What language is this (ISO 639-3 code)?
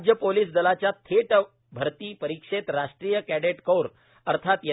mar